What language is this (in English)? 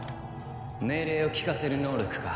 Japanese